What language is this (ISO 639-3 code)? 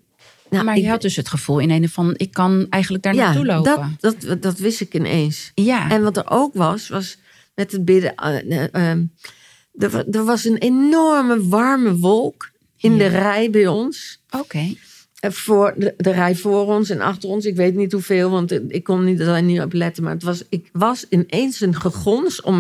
nld